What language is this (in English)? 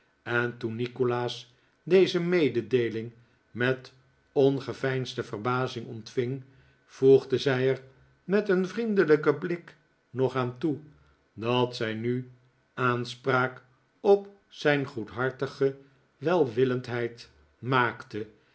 Dutch